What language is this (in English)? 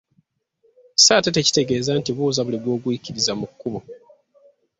Ganda